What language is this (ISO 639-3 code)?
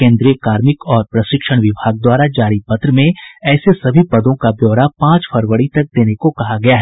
hin